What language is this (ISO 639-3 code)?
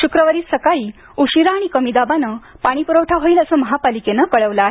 mar